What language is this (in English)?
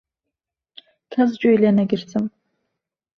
Central Kurdish